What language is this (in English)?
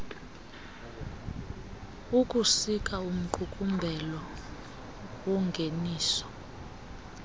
Xhosa